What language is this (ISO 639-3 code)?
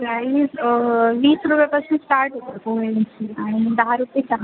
mar